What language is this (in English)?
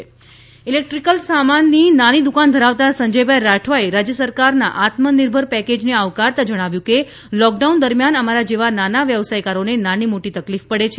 Gujarati